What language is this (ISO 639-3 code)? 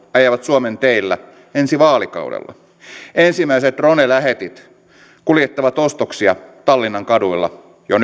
fin